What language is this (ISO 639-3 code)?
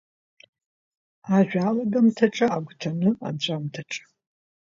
abk